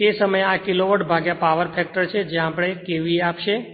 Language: Gujarati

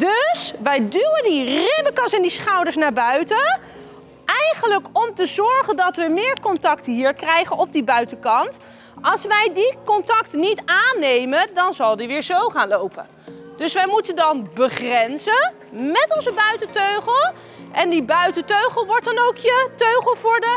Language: Dutch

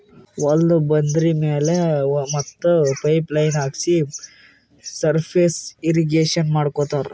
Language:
Kannada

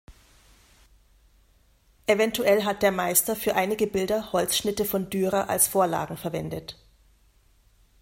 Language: German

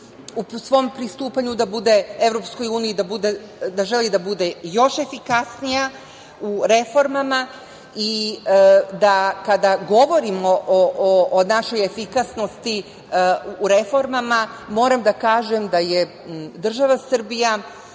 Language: Serbian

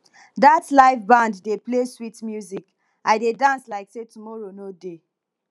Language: Nigerian Pidgin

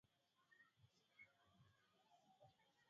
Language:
Swahili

